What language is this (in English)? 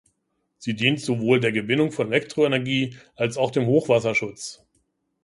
German